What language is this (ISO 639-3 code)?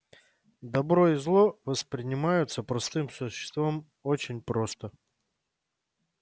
rus